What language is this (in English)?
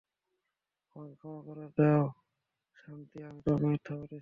Bangla